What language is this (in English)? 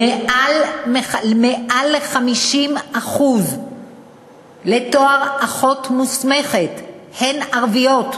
Hebrew